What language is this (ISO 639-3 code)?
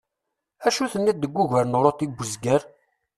kab